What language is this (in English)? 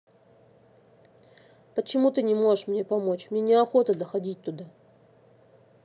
Russian